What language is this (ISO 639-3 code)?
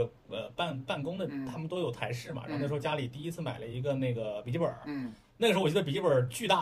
zho